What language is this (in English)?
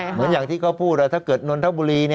Thai